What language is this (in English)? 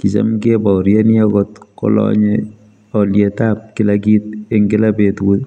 Kalenjin